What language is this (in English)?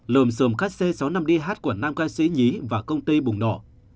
Vietnamese